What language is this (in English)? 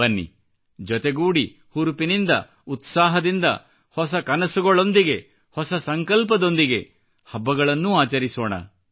Kannada